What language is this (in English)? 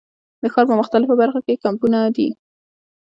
Pashto